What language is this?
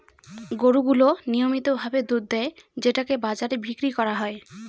Bangla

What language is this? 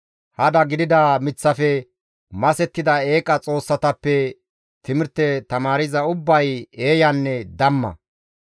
Gamo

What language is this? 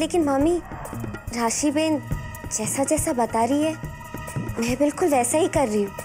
Hindi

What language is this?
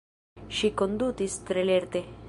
Esperanto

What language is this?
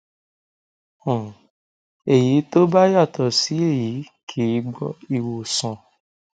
Yoruba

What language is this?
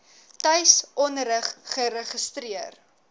Afrikaans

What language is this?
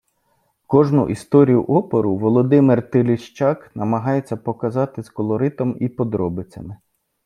Ukrainian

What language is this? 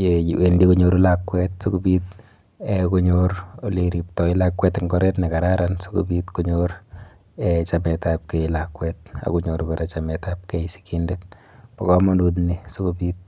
Kalenjin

